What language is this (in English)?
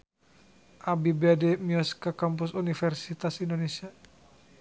Sundanese